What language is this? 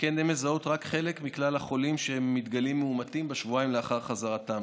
Hebrew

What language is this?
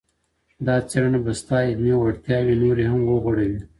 Pashto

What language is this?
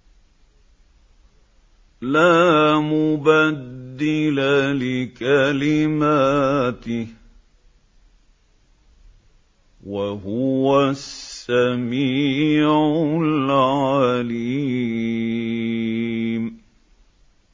Arabic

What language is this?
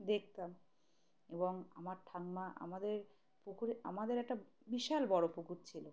Bangla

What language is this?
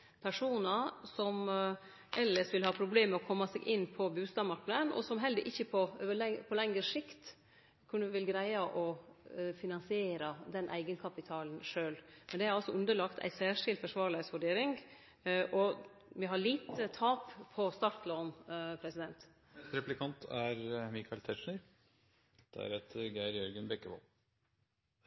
Norwegian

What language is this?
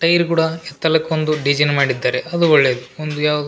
Kannada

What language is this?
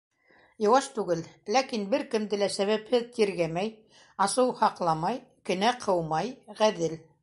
Bashkir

